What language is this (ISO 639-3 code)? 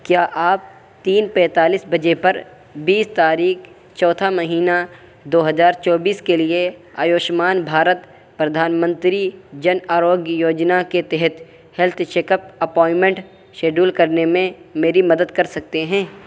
urd